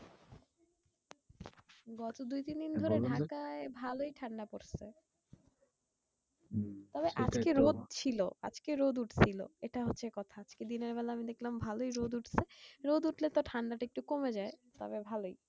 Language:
Bangla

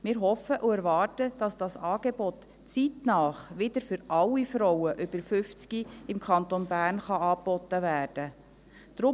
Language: Swiss German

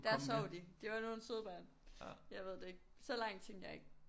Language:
Danish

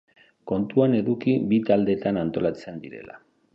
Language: Basque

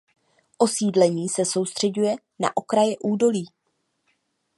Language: Czech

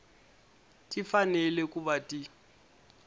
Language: Tsonga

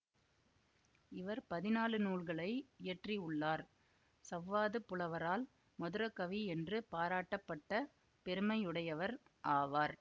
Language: Tamil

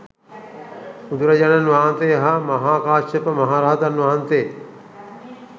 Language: Sinhala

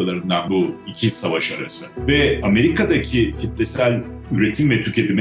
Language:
Turkish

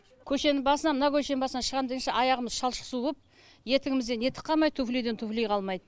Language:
Kazakh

